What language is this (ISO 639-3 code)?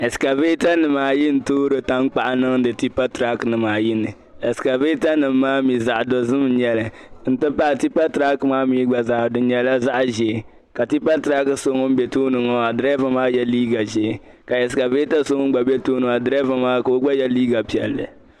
dag